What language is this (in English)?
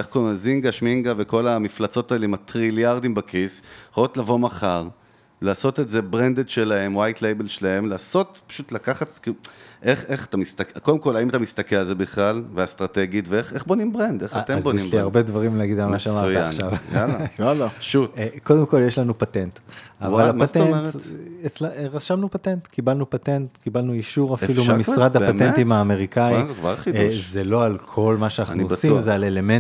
Hebrew